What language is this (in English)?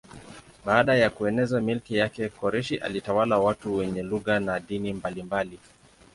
Swahili